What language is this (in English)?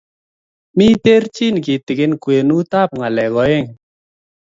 Kalenjin